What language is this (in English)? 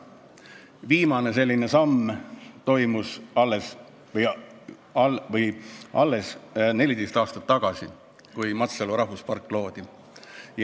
Estonian